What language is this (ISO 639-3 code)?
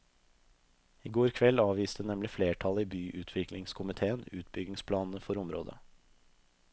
nor